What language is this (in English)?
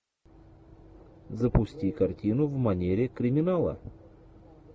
Russian